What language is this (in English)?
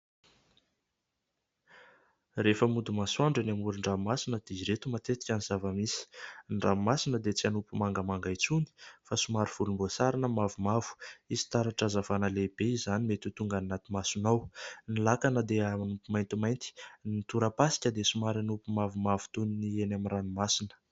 Malagasy